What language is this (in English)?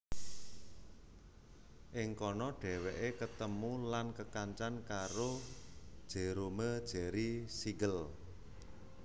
Javanese